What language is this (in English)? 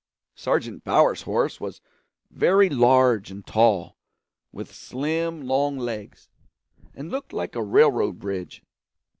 English